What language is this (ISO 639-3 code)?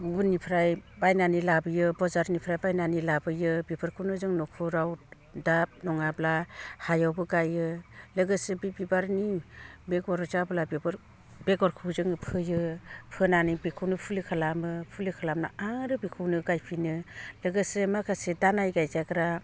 brx